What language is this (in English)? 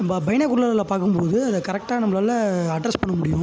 Tamil